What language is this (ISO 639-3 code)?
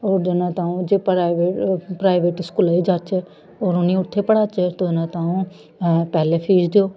doi